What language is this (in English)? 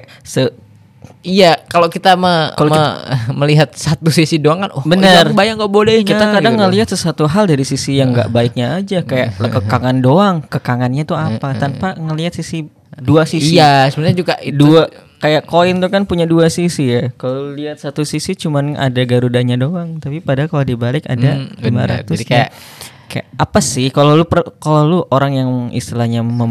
Indonesian